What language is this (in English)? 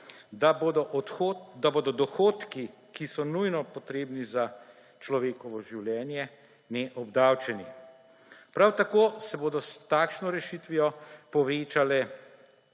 Slovenian